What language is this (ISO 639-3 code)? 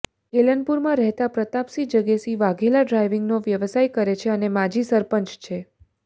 guj